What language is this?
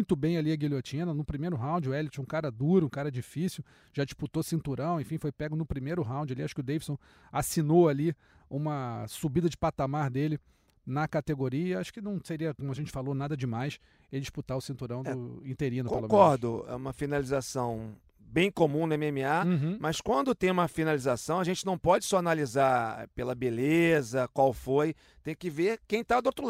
Portuguese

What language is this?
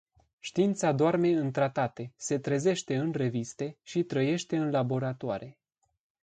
Romanian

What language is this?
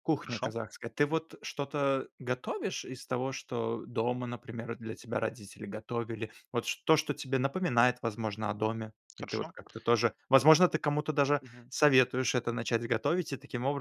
Russian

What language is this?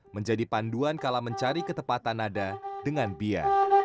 Indonesian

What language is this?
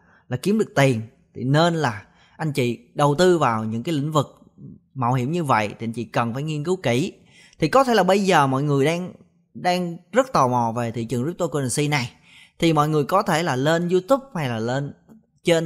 Vietnamese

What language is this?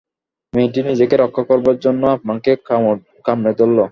Bangla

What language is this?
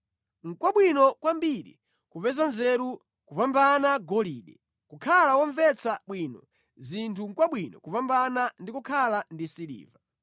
Nyanja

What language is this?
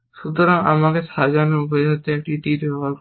Bangla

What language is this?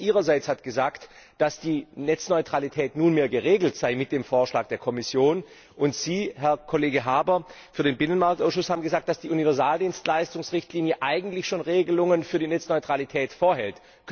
German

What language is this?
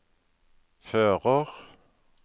Norwegian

